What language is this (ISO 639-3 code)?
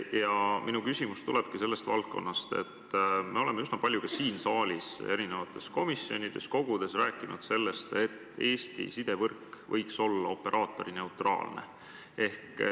est